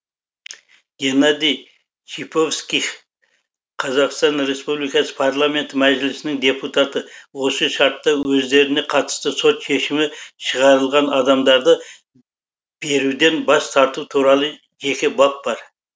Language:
Kazakh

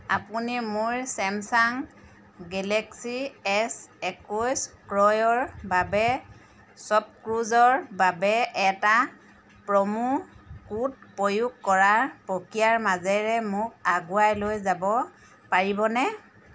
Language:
Assamese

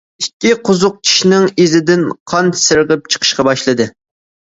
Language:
Uyghur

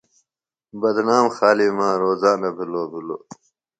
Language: Phalura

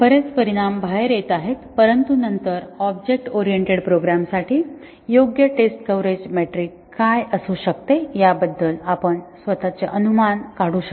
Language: Marathi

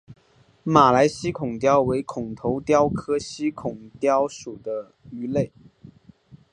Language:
Chinese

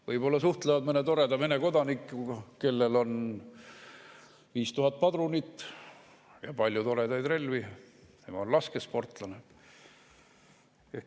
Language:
Estonian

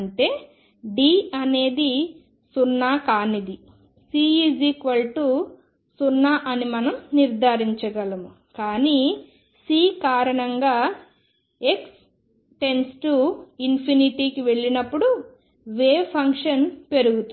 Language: Telugu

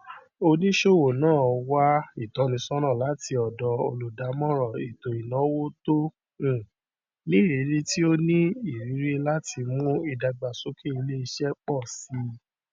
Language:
Yoruba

